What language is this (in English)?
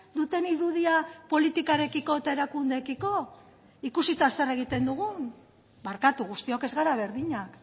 Basque